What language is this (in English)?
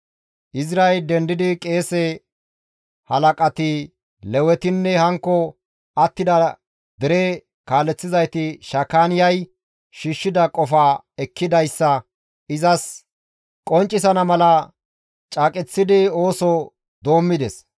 Gamo